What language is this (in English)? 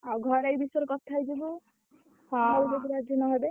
Odia